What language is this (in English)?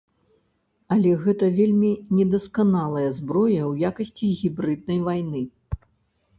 Belarusian